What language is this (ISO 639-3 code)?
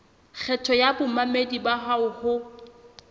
sot